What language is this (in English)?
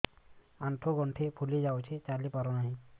Odia